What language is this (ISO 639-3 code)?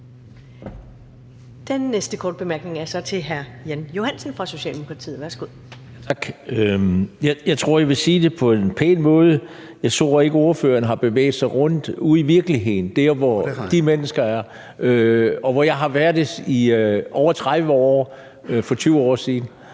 dan